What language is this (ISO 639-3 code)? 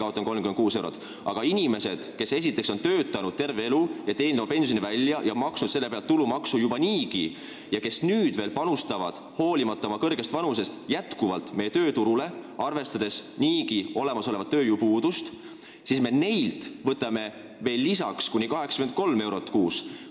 est